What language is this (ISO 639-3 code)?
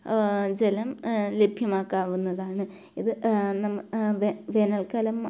mal